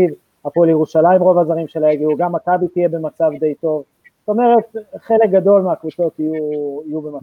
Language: Hebrew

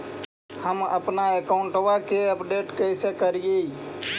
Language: Magahi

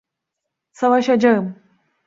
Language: Turkish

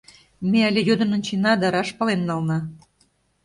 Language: Mari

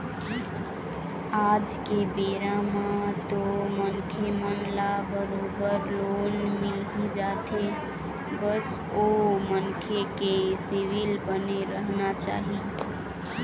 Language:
Chhattisgarhi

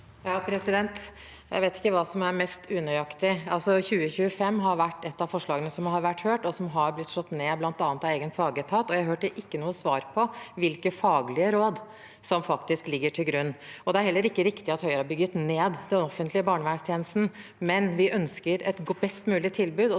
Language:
Norwegian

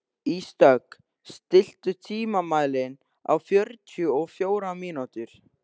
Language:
Icelandic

